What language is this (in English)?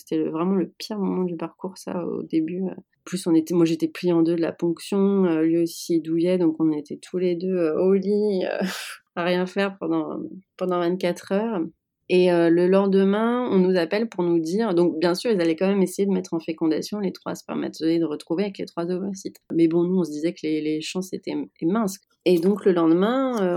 French